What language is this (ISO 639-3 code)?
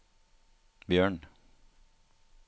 nor